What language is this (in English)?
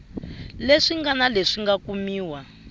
Tsonga